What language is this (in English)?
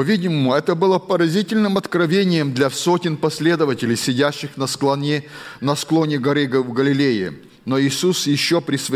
Russian